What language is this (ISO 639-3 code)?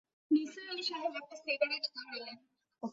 ben